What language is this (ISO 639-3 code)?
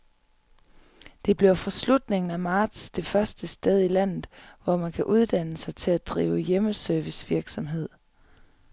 dan